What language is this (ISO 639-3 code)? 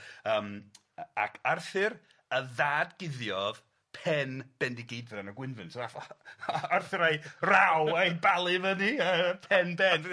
cym